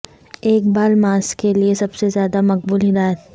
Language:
Urdu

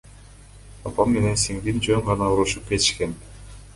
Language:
Kyrgyz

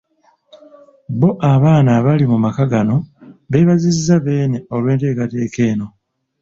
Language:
Ganda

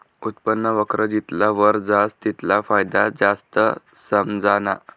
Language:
Marathi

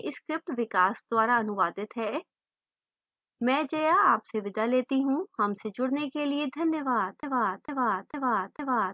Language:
Hindi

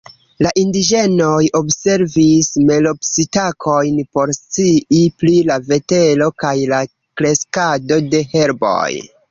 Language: Esperanto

